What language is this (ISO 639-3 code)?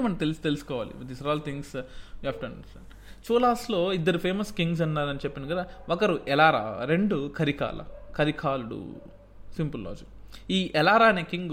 tel